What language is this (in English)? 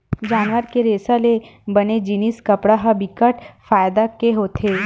Chhattisgarhi